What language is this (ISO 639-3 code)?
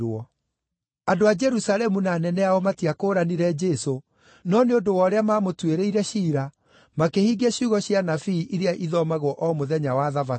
kik